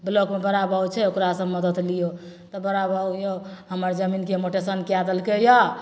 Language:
Maithili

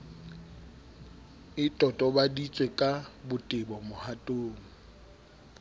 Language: Southern Sotho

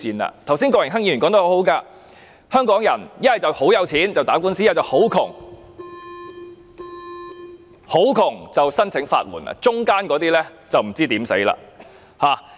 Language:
Cantonese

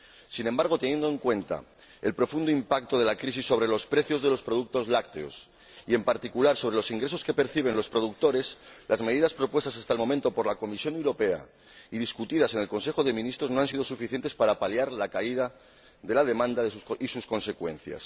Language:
Spanish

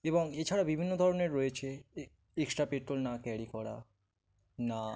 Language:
Bangla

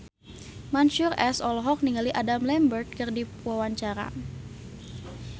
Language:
Sundanese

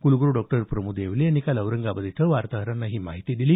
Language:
Marathi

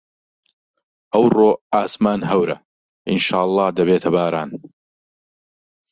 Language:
Central Kurdish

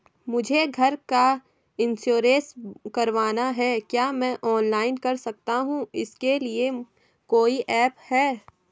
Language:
Hindi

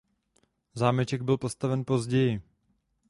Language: Czech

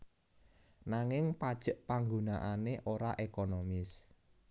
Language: Javanese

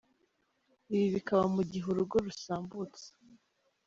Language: Kinyarwanda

